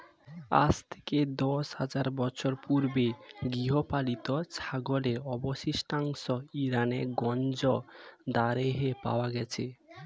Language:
Bangla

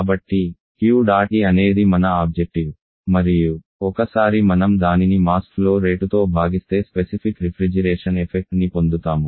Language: Telugu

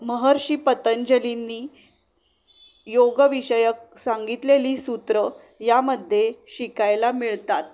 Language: Marathi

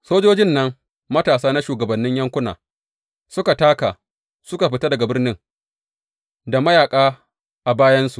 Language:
Hausa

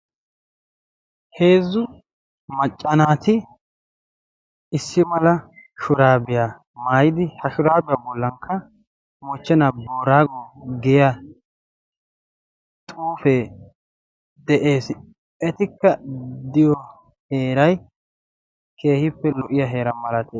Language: Wolaytta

